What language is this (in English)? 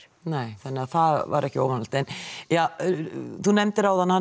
Icelandic